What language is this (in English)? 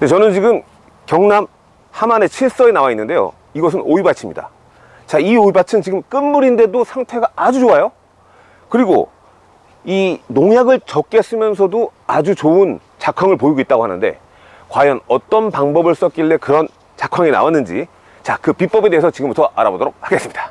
Korean